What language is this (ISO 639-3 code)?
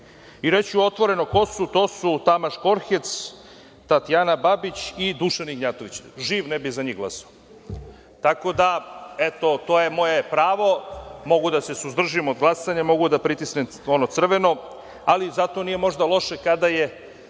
srp